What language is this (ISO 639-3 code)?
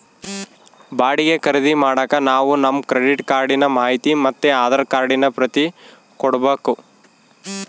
kan